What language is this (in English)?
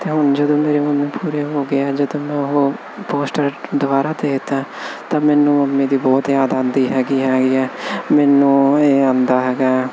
Punjabi